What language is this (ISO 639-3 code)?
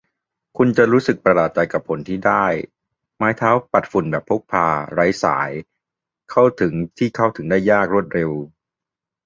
tha